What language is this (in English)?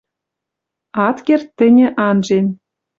Western Mari